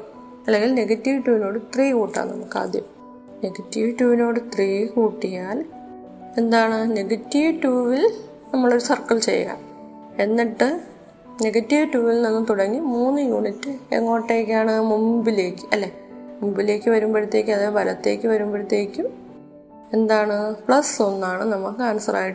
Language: Malayalam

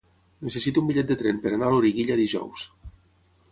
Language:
Catalan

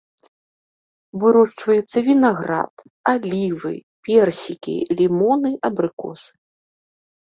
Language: Belarusian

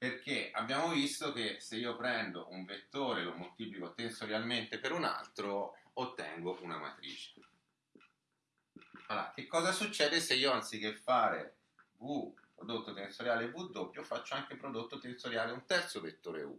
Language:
Italian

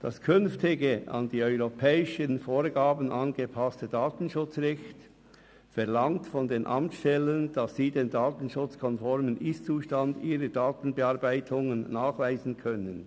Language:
Swiss German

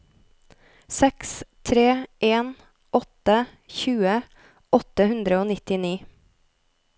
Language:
Norwegian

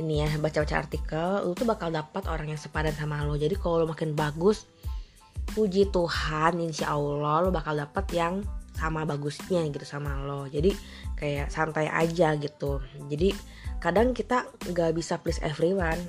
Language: Indonesian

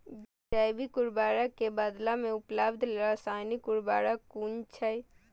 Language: Maithili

